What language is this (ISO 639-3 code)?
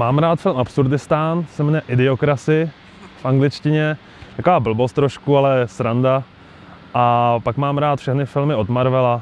ces